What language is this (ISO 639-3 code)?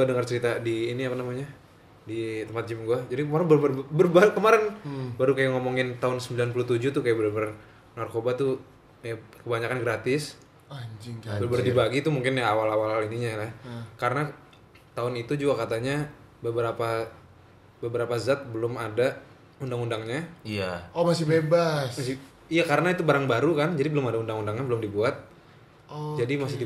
ind